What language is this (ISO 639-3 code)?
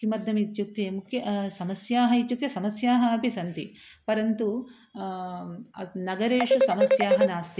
san